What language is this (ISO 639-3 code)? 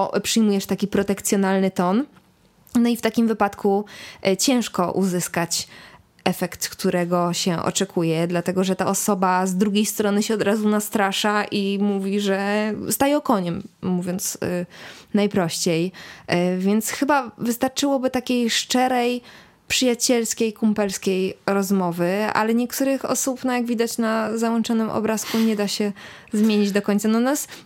pol